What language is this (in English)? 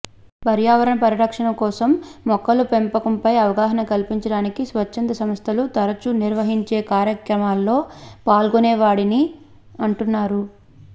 Telugu